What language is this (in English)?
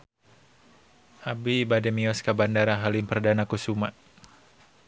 Sundanese